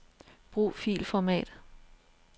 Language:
Danish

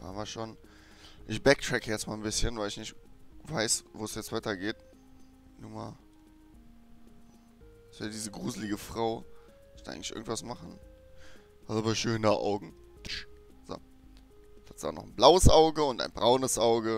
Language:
German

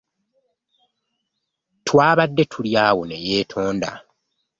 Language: Ganda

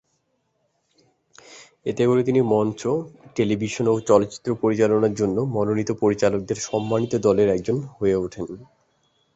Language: Bangla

